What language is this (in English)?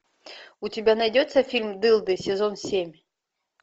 Russian